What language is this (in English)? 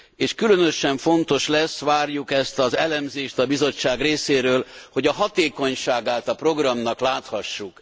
Hungarian